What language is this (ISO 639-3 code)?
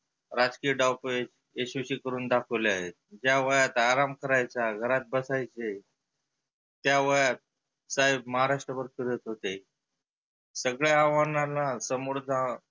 mar